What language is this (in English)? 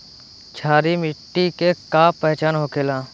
Bhojpuri